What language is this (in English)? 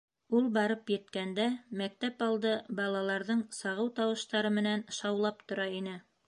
Bashkir